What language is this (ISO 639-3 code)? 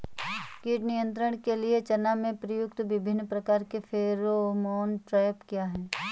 hin